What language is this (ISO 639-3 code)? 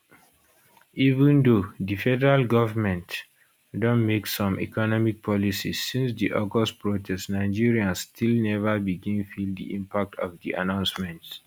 pcm